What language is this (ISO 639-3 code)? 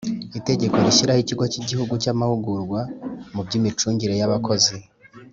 kin